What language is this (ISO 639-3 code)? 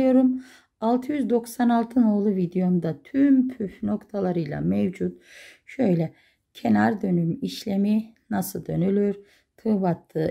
tur